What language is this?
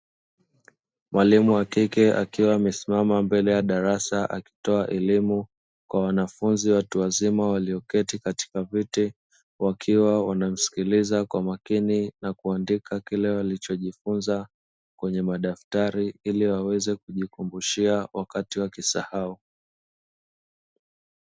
Swahili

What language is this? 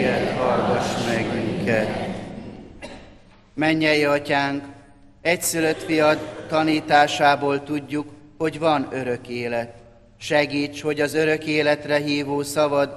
Hungarian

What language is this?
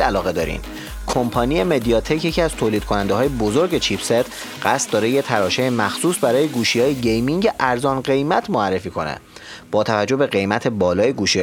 Persian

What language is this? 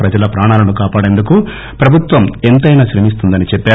Telugu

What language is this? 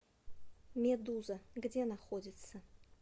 Russian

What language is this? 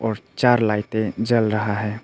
Hindi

